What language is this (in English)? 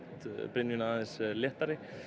Icelandic